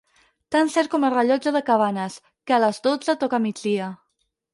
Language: Catalan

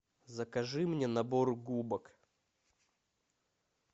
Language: Russian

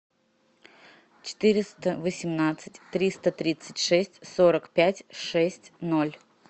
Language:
Russian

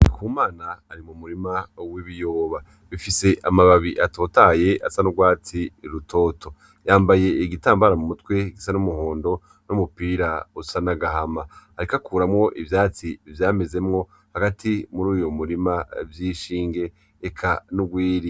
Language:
Rundi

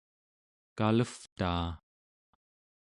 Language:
Central Yupik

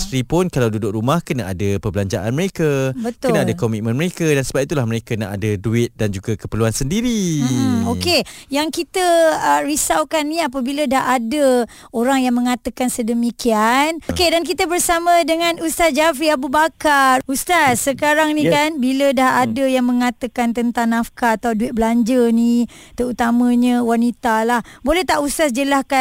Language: Malay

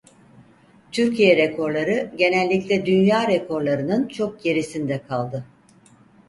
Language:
Turkish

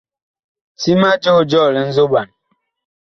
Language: Bakoko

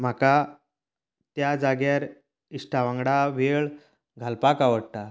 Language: Konkani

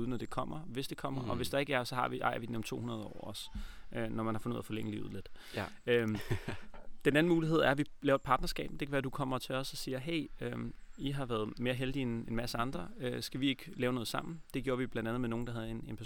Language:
Danish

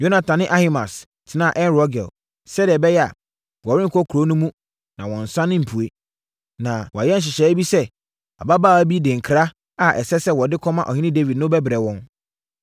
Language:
Akan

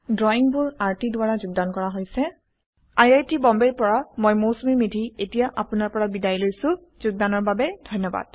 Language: Assamese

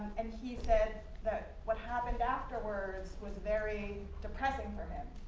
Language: English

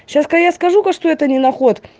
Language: Russian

